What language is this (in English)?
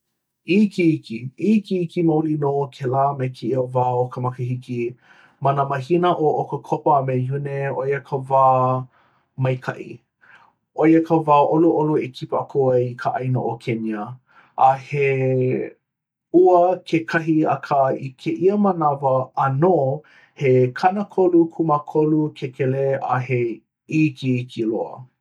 Hawaiian